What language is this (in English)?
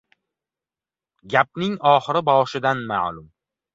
Uzbek